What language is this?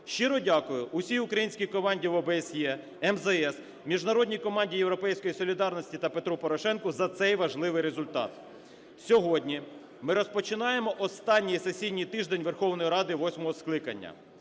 Ukrainian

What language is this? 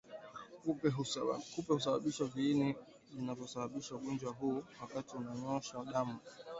Swahili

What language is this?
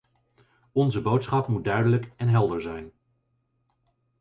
Dutch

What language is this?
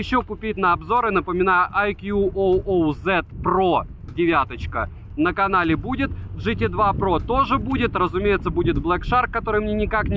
Russian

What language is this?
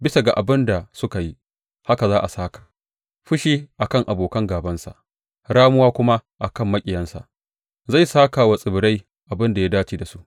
Hausa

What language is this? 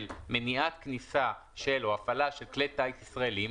Hebrew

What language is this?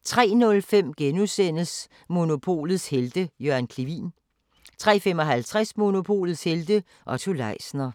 Danish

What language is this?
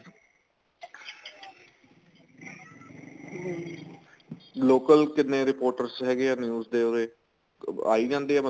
Punjabi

